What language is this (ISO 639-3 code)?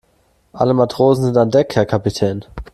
deu